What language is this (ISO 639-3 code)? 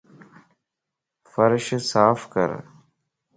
lss